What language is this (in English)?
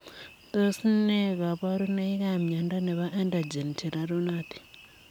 Kalenjin